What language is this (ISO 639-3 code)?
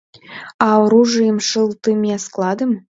chm